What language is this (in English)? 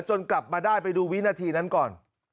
Thai